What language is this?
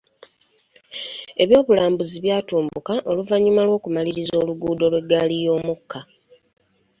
Ganda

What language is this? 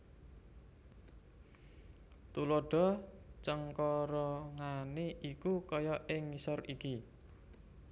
Javanese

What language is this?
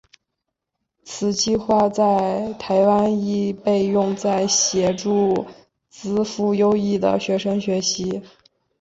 Chinese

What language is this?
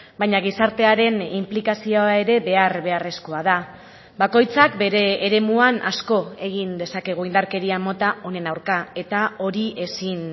Basque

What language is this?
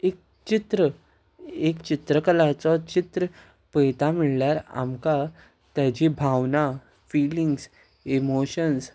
Konkani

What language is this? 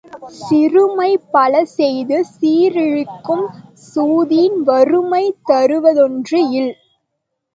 Tamil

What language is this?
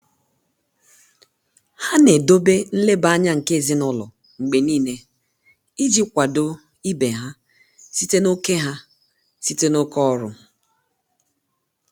Igbo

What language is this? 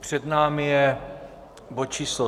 Czech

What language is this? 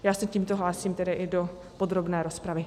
Czech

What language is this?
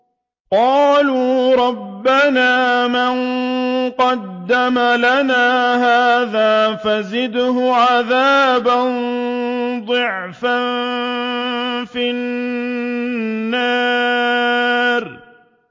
Arabic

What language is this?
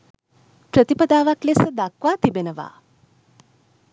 Sinhala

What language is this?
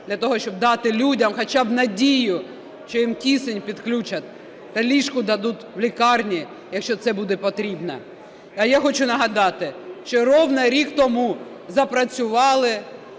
Ukrainian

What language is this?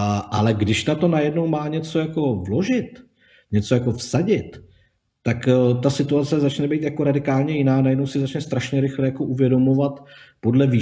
Czech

